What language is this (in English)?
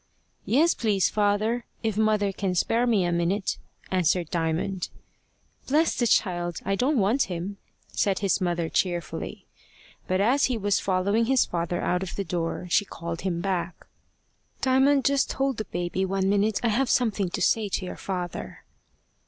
English